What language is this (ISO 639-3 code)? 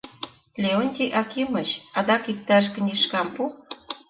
chm